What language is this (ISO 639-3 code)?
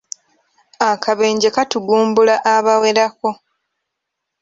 lug